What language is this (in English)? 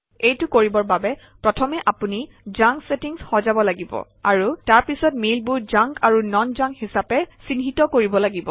Assamese